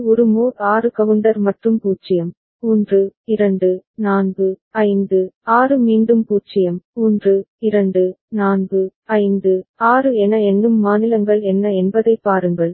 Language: Tamil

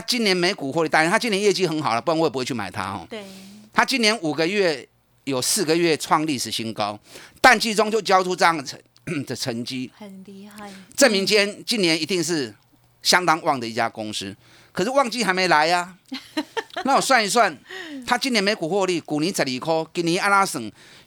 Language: Chinese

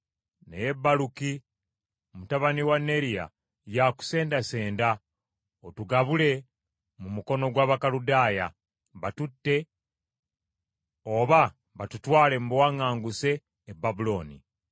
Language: Ganda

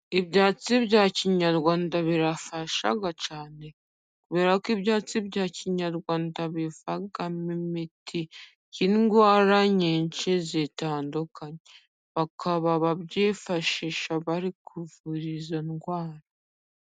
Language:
Kinyarwanda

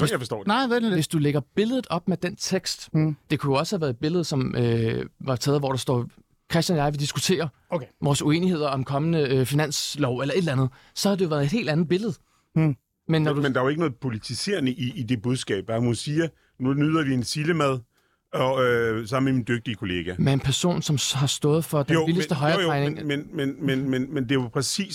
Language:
Danish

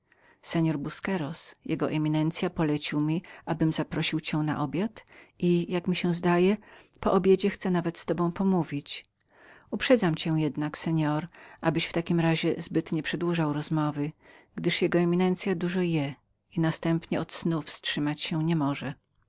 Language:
Polish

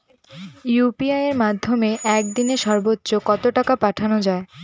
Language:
Bangla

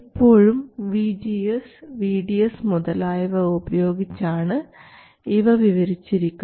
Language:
Malayalam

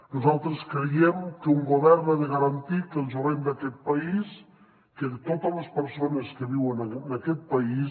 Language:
Catalan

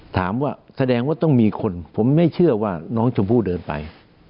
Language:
Thai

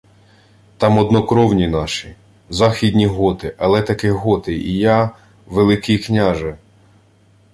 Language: Ukrainian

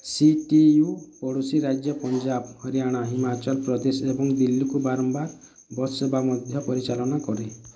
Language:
Odia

